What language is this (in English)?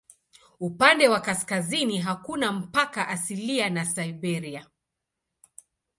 Swahili